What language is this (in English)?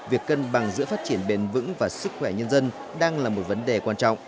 Vietnamese